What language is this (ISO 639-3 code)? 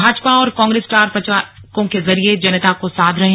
hin